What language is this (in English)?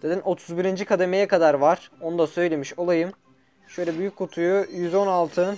Turkish